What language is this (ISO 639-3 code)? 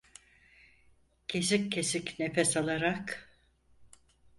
tur